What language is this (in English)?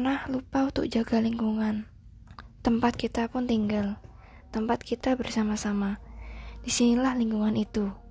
Indonesian